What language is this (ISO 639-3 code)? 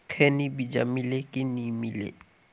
hne